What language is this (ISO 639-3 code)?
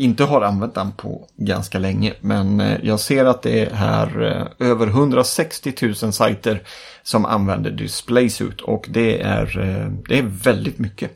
swe